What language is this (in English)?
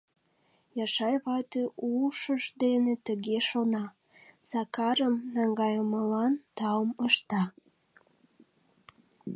Mari